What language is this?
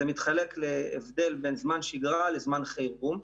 Hebrew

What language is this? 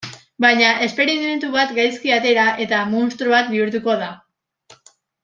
Basque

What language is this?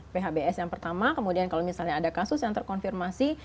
Indonesian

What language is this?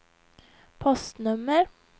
Swedish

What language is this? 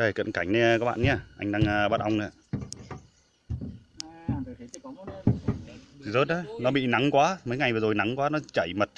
Vietnamese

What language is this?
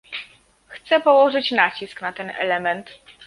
Polish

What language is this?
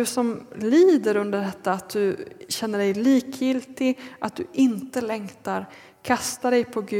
Swedish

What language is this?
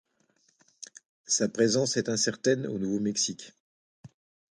French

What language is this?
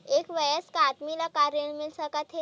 Chhattisgarhi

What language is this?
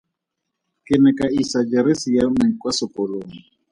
Tswana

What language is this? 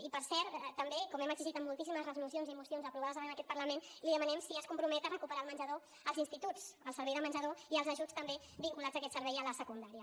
Catalan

